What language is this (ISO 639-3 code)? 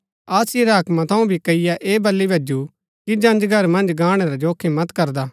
gbk